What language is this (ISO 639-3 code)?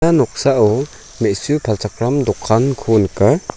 grt